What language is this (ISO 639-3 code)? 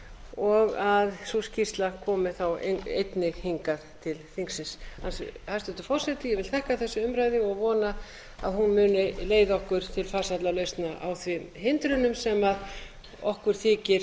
isl